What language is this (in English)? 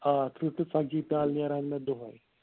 Kashmiri